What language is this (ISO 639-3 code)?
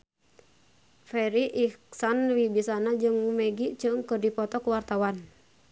sun